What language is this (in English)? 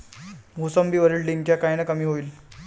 Marathi